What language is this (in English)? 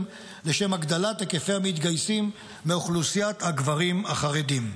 Hebrew